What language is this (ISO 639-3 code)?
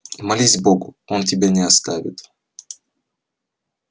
rus